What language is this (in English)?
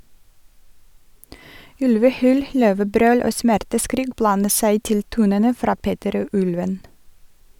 Norwegian